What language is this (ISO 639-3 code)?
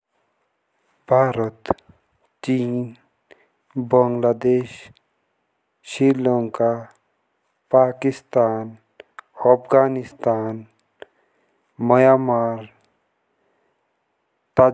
jns